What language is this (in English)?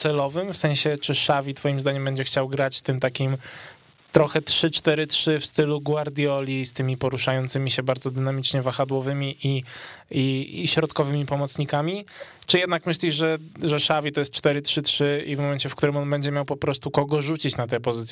Polish